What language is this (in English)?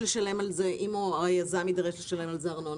Hebrew